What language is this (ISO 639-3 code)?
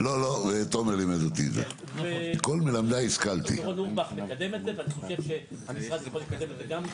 heb